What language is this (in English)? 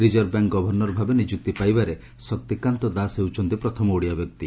Odia